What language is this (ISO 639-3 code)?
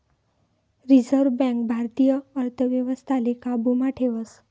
mar